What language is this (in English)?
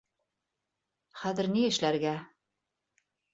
Bashkir